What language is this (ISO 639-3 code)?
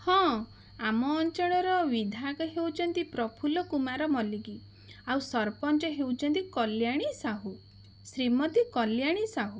ori